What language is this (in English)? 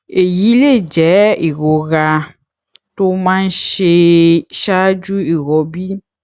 Yoruba